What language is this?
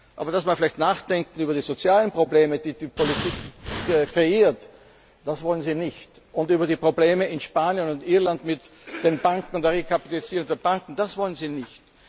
German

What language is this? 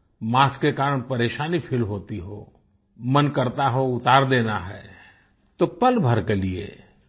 Hindi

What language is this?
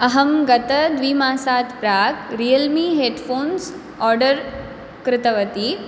Sanskrit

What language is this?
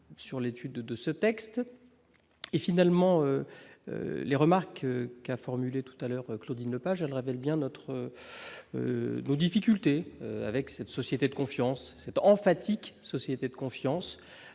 French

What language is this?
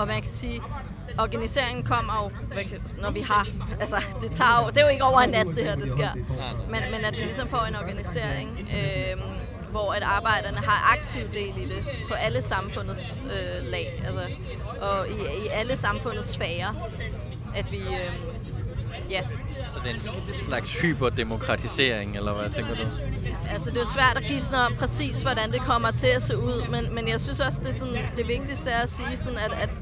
Danish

